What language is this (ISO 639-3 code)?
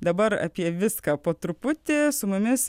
lit